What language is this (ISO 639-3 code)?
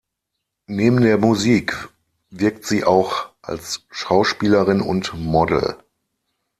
deu